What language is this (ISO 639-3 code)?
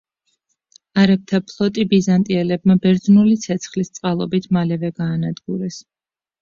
kat